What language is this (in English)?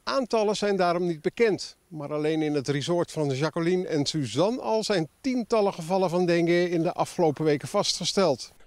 Dutch